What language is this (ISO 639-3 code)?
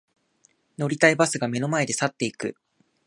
jpn